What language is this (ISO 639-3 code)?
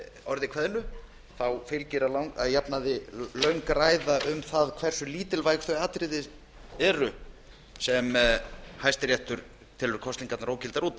isl